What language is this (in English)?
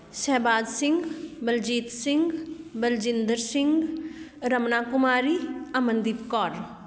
Punjabi